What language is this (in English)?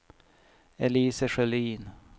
Swedish